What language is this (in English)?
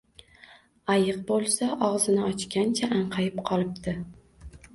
Uzbek